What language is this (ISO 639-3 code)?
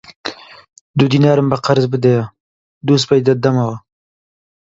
ckb